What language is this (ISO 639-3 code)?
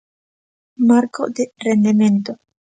glg